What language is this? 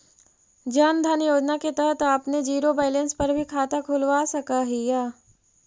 Magahi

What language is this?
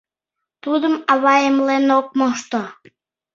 Mari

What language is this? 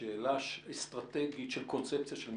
Hebrew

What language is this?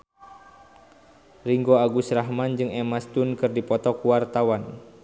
Sundanese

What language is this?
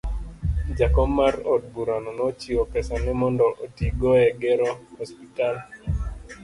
Luo (Kenya and Tanzania)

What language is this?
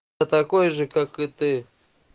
Russian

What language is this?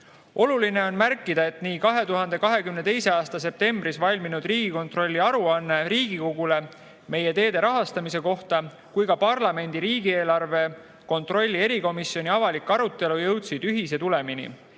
Estonian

